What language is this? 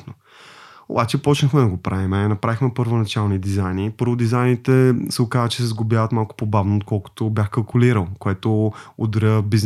Bulgarian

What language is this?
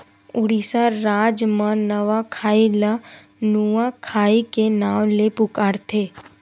Chhattisgarhi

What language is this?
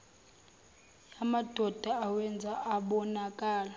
Zulu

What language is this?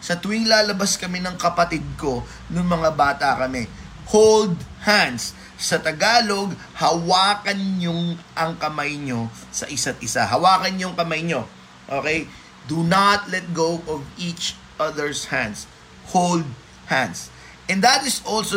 Filipino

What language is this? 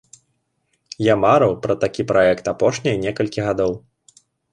Belarusian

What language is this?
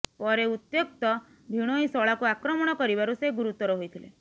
Odia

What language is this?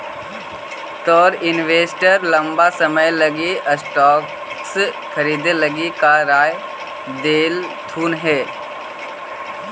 Magahi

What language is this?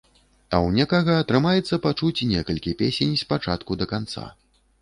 Belarusian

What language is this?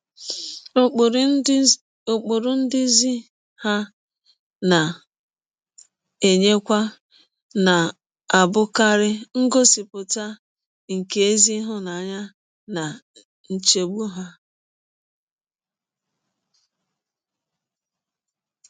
Igbo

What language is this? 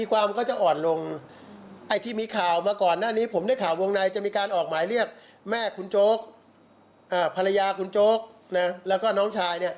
Thai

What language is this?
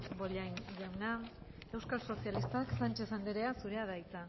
Basque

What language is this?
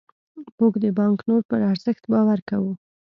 Pashto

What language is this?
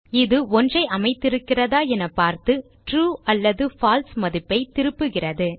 Tamil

